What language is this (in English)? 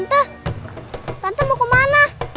Indonesian